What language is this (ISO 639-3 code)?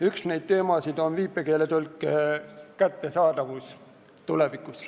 est